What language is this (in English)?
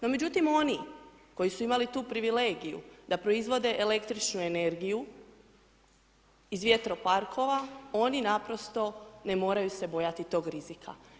Croatian